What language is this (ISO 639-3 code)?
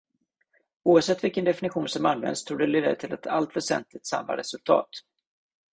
swe